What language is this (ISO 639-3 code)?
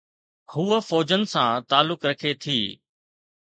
snd